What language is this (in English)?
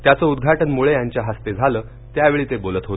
Marathi